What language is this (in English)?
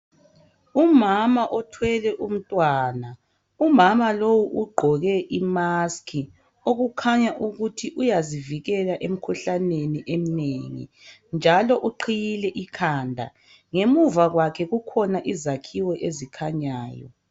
North Ndebele